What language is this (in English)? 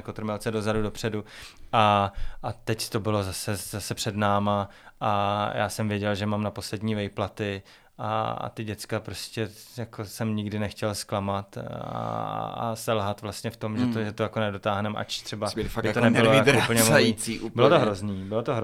Czech